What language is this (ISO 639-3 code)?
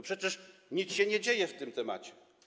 pol